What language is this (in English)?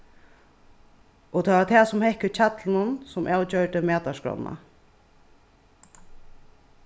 Faroese